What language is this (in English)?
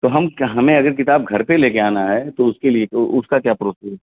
Urdu